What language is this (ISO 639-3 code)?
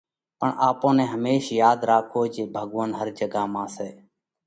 kvx